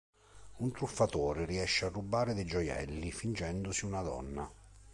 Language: Italian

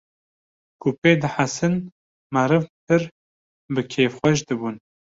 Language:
Kurdish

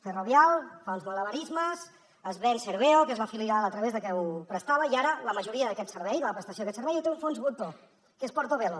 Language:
Catalan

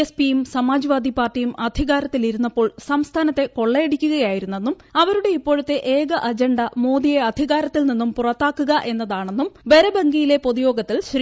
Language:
Malayalam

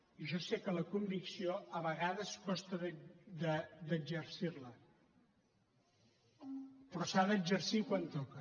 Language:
Catalan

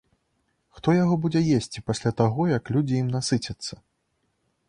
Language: Belarusian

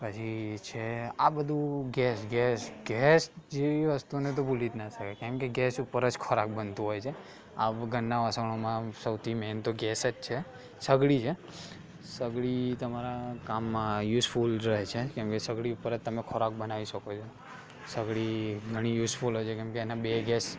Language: Gujarati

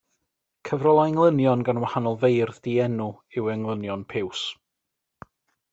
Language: Welsh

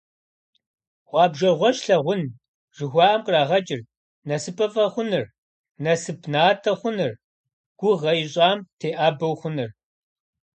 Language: Kabardian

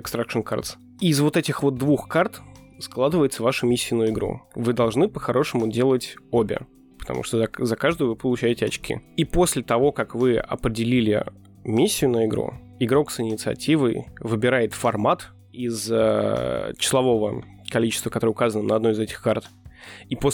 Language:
Russian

